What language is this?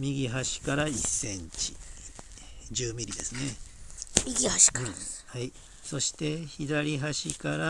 Japanese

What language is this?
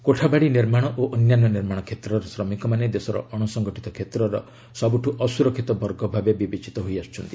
Odia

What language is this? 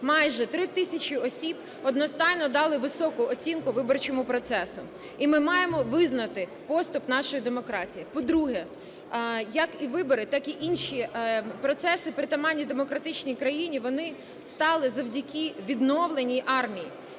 Ukrainian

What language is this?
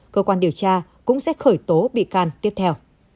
Vietnamese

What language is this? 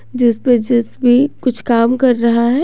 Hindi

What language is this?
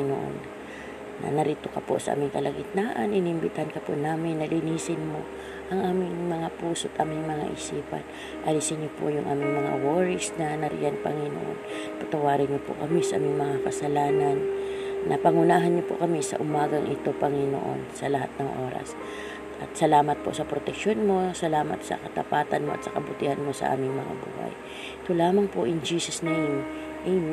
Filipino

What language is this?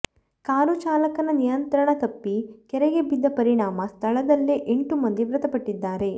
Kannada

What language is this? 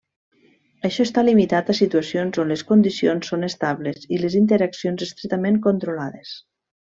Catalan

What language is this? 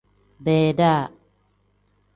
Tem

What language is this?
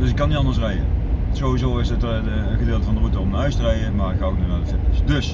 Dutch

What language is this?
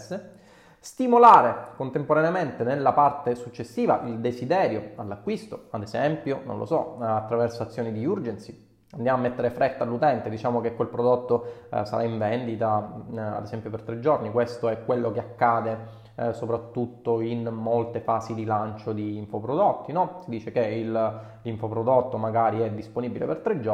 Italian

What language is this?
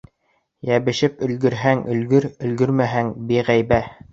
Bashkir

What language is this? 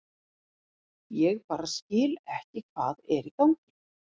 Icelandic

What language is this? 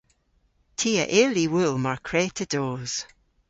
Cornish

